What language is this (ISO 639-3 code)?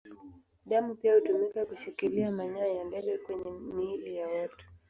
swa